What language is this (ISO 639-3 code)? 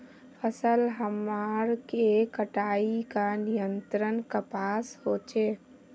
mag